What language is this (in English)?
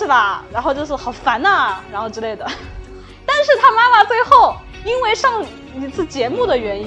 Chinese